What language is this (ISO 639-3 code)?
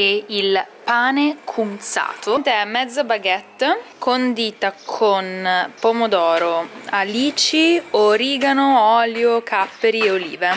ita